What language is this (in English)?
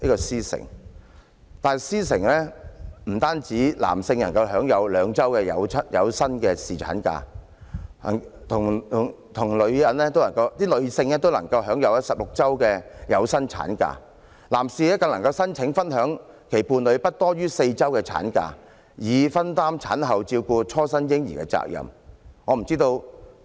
Cantonese